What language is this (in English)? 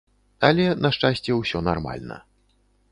Belarusian